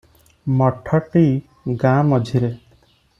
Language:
Odia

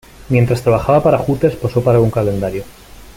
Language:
Spanish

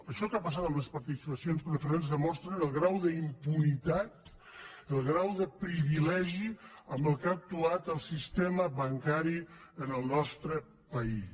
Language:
Catalan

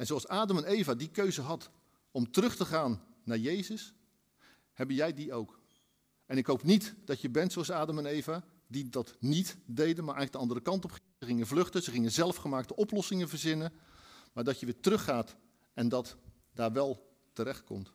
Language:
Dutch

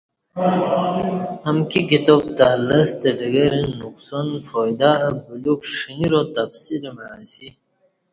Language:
Kati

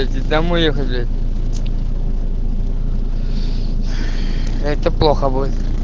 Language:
Russian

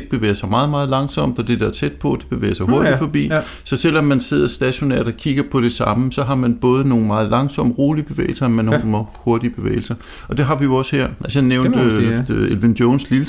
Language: Danish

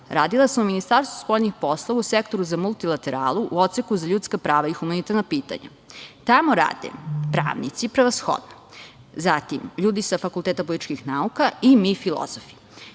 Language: Serbian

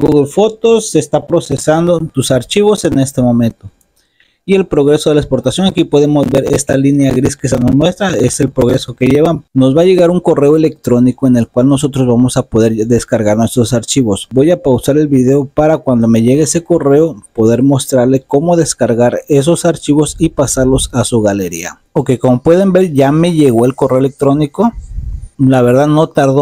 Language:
Spanish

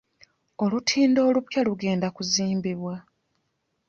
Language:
Ganda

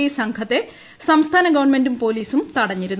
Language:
Malayalam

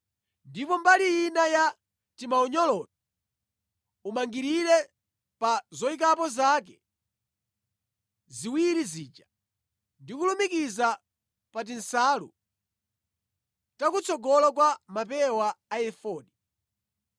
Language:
Nyanja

